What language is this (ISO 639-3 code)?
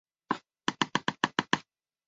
zho